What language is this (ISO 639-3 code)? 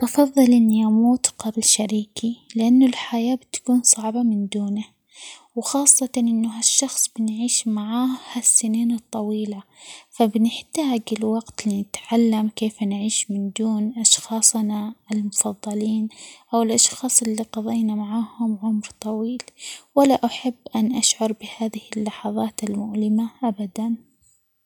acx